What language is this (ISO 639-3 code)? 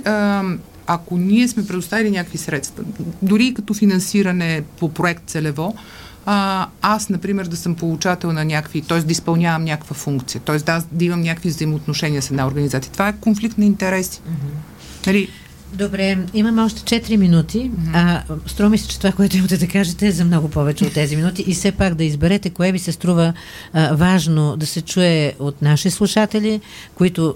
bul